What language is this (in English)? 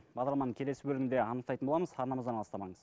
Kazakh